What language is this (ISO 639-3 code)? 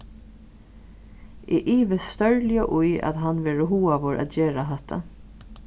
fao